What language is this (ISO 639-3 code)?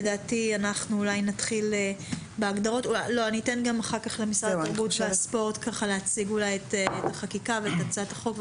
heb